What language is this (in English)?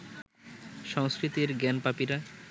Bangla